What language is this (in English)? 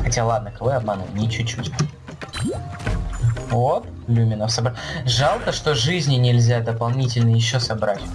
Russian